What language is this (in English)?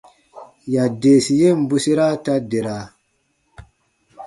Baatonum